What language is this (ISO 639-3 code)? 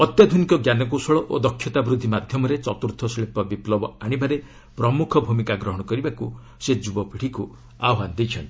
ori